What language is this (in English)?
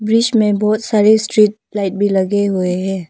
Hindi